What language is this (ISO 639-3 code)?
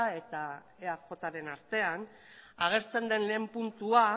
eus